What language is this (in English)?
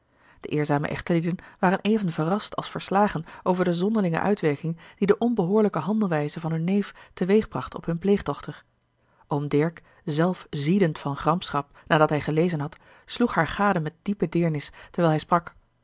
Dutch